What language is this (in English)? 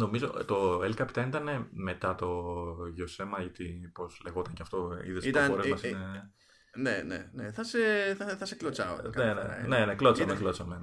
Greek